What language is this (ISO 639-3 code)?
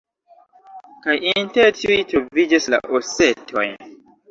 epo